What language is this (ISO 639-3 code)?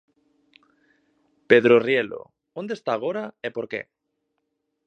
glg